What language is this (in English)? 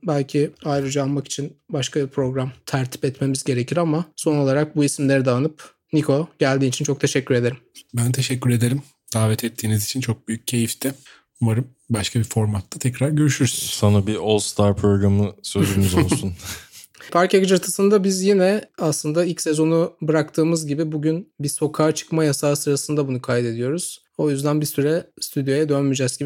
Turkish